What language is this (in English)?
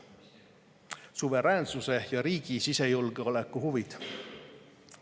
Estonian